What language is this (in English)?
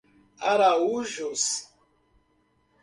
Portuguese